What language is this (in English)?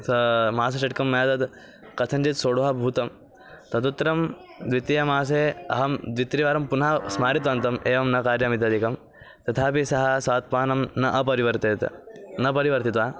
Sanskrit